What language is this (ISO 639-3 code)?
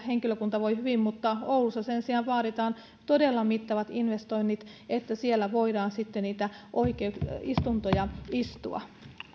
fin